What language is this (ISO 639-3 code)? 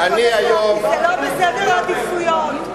heb